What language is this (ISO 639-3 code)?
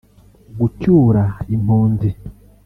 kin